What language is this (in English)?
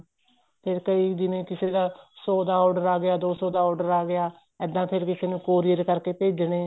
Punjabi